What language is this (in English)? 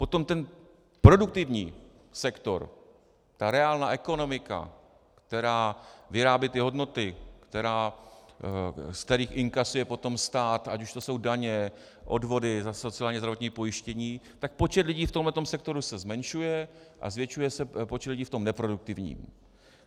Czech